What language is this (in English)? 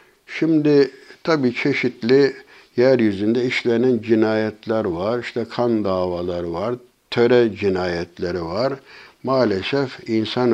Turkish